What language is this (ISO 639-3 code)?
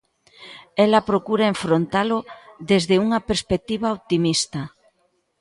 glg